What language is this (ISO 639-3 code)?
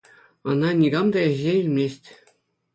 chv